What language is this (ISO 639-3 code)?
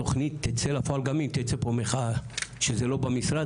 heb